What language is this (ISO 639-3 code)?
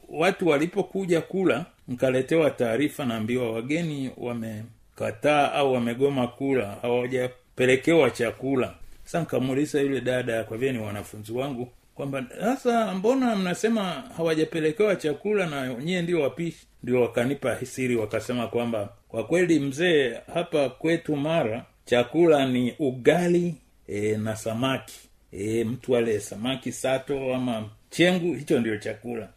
swa